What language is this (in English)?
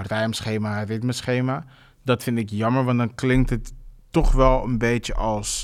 Dutch